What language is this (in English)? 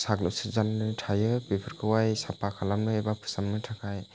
Bodo